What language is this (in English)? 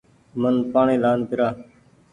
Goaria